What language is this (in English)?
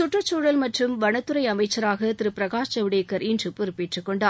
Tamil